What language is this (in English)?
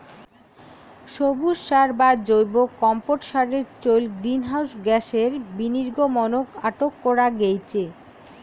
Bangla